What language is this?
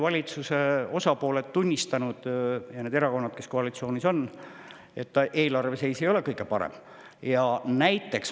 Estonian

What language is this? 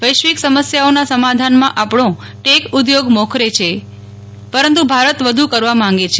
Gujarati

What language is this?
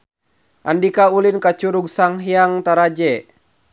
Sundanese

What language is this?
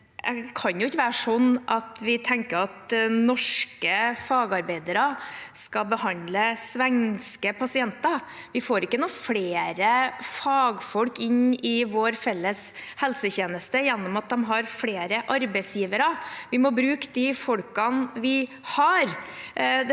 Norwegian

